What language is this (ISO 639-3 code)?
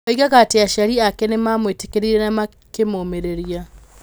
kik